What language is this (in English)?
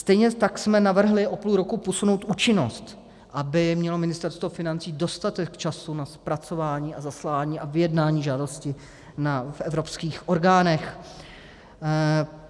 Czech